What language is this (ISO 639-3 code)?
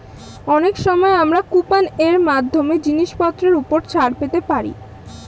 ben